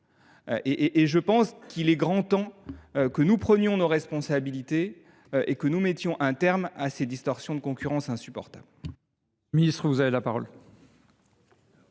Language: French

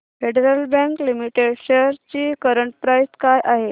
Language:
Marathi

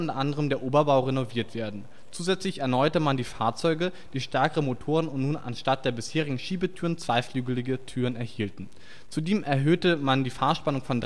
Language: German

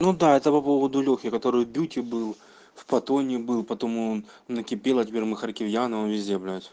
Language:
Russian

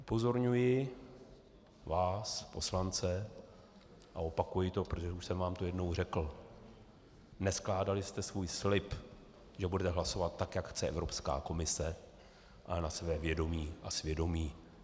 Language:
Czech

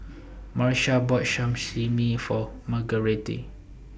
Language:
English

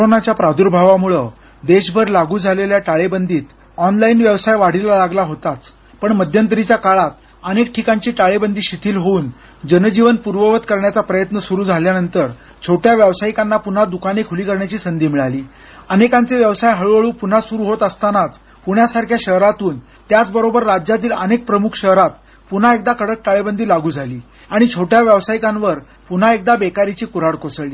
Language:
Marathi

